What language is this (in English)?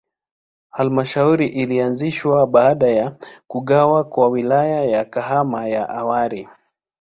Swahili